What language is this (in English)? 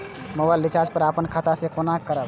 Maithili